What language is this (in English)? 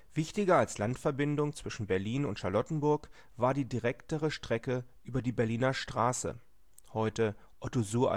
German